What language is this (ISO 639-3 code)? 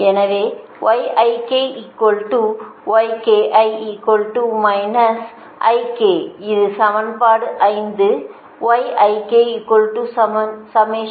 tam